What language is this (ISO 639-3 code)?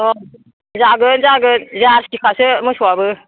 brx